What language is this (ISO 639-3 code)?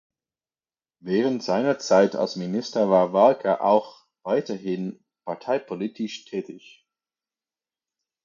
deu